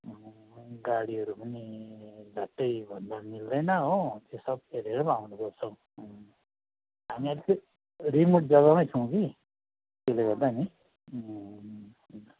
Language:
Nepali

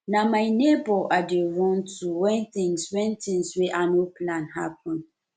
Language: Nigerian Pidgin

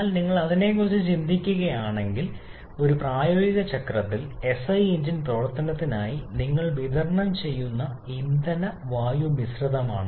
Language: Malayalam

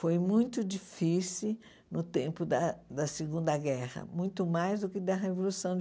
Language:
Portuguese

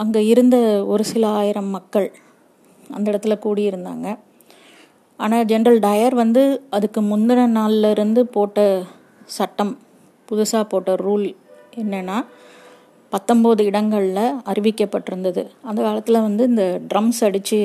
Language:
Tamil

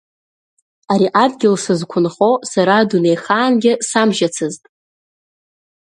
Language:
Abkhazian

